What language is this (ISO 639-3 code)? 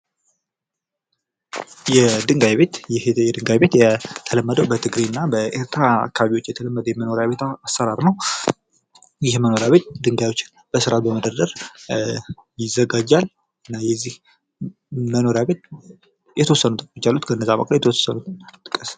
amh